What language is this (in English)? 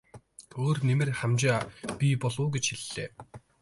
Mongolian